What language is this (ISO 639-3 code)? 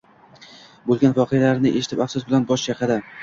uzb